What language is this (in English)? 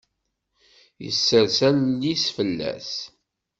Kabyle